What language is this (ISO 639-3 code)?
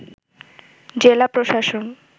ben